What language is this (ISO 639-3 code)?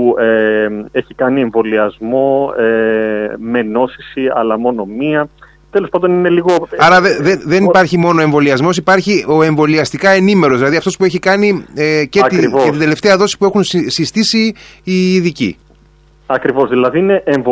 ell